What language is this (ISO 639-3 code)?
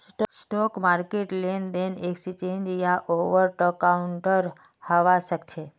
mag